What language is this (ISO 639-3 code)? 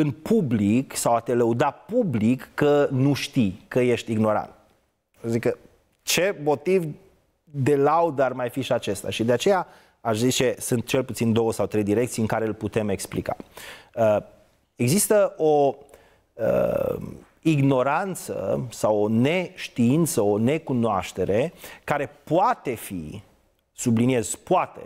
ron